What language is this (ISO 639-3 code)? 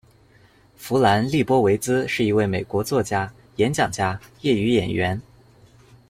zho